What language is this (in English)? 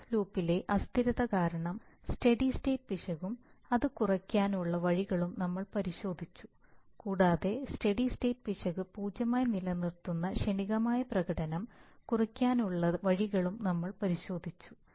Malayalam